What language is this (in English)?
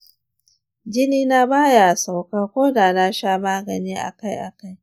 Hausa